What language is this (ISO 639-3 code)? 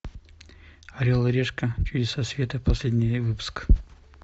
rus